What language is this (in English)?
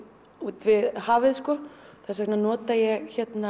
Icelandic